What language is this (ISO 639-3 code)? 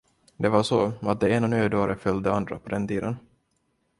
swe